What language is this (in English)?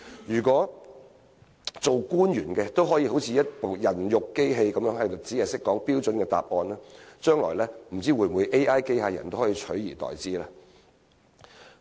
Cantonese